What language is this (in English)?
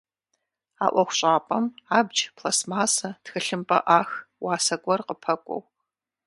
Kabardian